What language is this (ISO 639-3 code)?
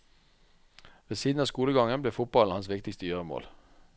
nor